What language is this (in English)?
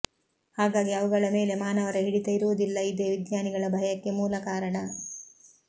Kannada